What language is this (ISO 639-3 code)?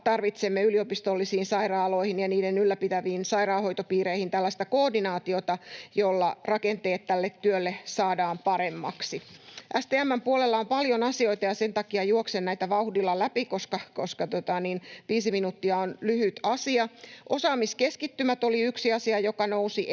fin